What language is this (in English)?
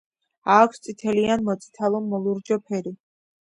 Georgian